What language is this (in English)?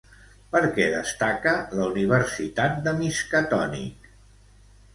Catalan